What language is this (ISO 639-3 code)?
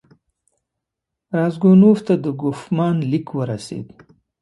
pus